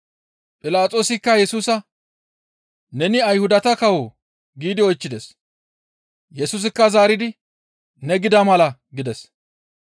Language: Gamo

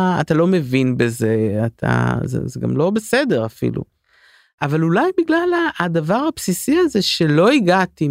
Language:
Hebrew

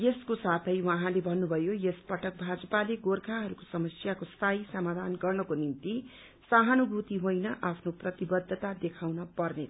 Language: Nepali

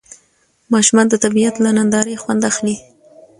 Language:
Pashto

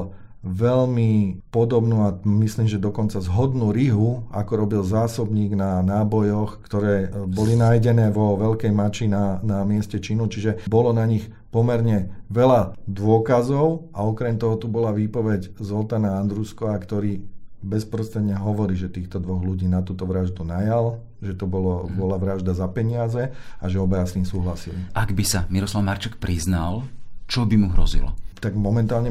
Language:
Slovak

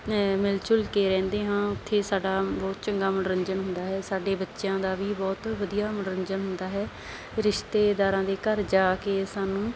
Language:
Punjabi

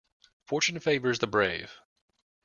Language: English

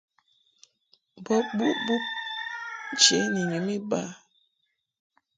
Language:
Mungaka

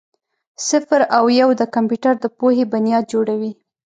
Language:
Pashto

